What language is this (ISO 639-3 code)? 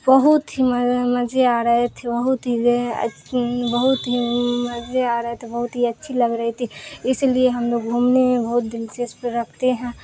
urd